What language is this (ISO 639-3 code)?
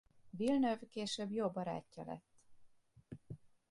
hun